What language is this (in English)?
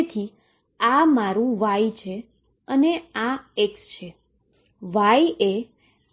Gujarati